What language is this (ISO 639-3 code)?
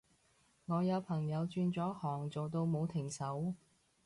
yue